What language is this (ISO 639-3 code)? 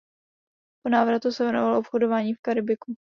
ces